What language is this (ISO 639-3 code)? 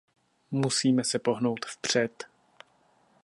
ces